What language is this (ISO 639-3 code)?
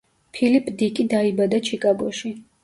kat